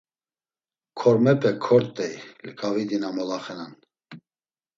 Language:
Laz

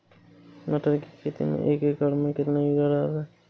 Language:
Hindi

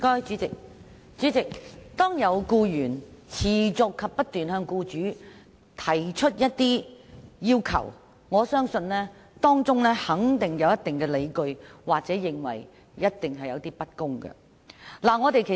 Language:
Cantonese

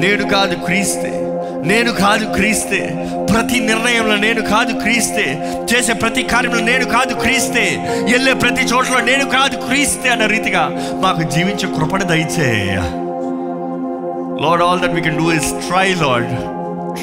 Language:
Telugu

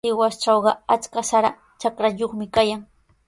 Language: Sihuas Ancash Quechua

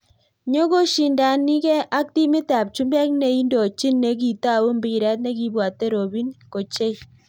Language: Kalenjin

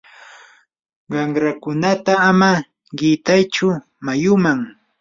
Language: Yanahuanca Pasco Quechua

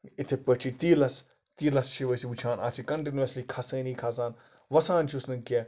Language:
Kashmiri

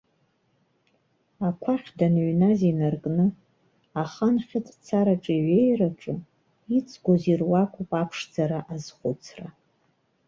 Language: Abkhazian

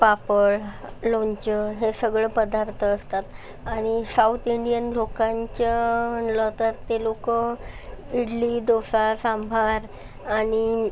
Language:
Marathi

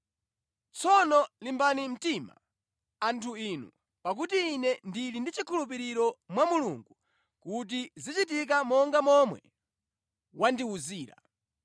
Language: Nyanja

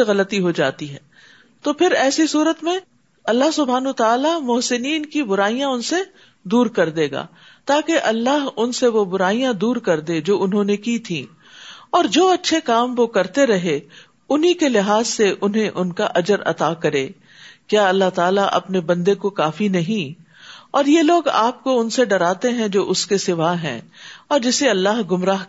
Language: Urdu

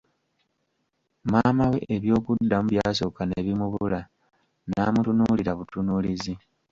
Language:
Ganda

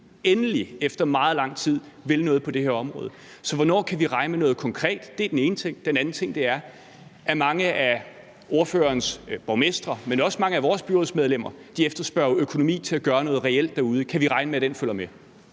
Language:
Danish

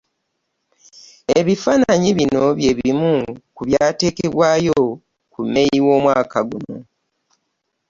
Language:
Ganda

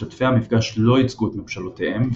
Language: Hebrew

